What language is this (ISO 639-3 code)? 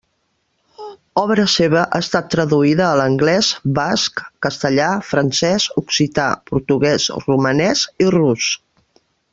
cat